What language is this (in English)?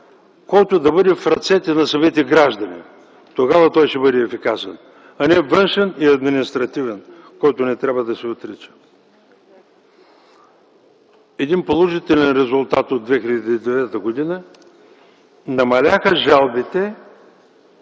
Bulgarian